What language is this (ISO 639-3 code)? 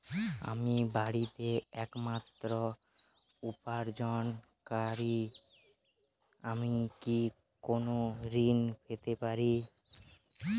ben